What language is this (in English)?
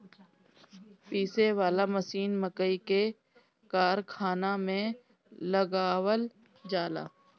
Bhojpuri